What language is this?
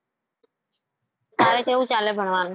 Gujarati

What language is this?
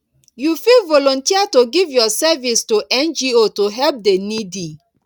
Nigerian Pidgin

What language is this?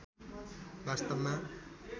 Nepali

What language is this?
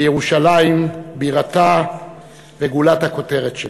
Hebrew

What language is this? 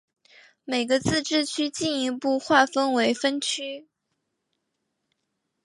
Chinese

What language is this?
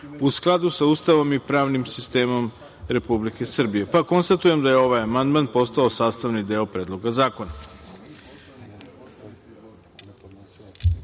Serbian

